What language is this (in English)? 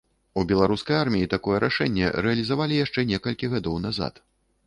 Belarusian